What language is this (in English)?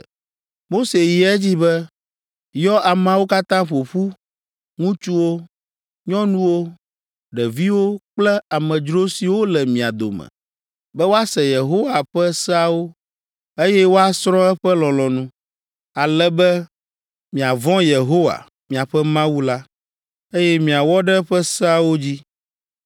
Ewe